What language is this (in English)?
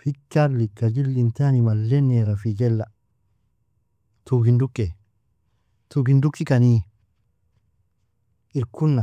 Nobiin